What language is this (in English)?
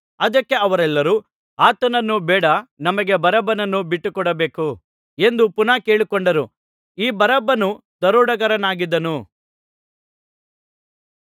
Kannada